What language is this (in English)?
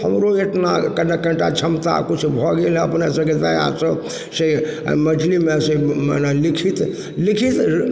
Maithili